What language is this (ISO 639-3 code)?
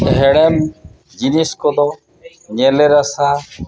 sat